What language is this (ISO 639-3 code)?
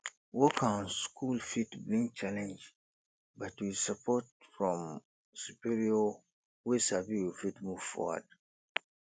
pcm